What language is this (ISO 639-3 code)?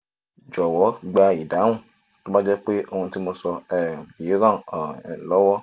yor